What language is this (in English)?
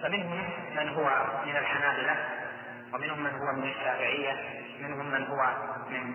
Arabic